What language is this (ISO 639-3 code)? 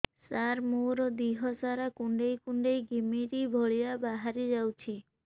ori